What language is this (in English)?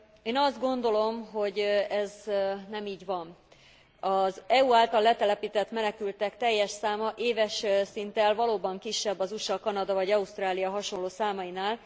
Hungarian